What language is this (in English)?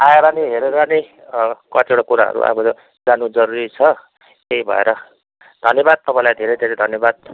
Nepali